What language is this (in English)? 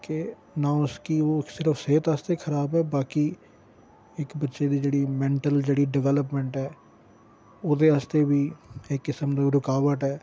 Dogri